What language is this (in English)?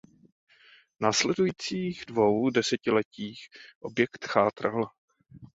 Czech